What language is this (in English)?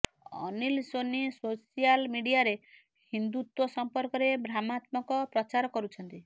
Odia